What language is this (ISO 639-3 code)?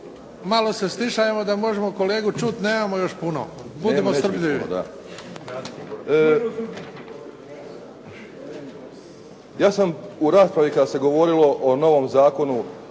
hrv